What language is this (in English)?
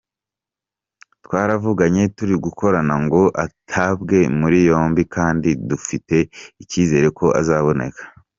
Kinyarwanda